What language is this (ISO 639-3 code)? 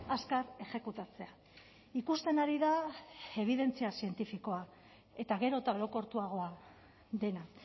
eus